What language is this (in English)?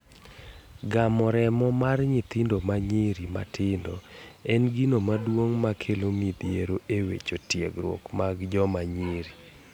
Luo (Kenya and Tanzania)